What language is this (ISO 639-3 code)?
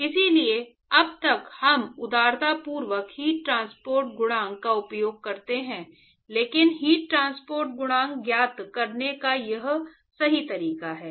hin